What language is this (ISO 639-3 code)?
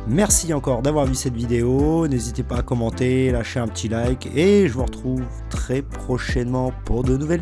fra